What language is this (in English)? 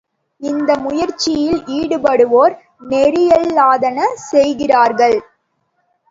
Tamil